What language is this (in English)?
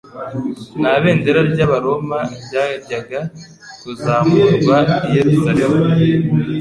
Kinyarwanda